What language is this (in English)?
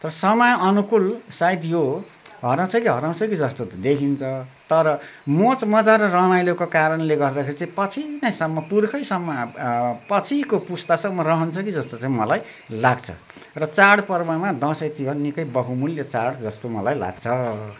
Nepali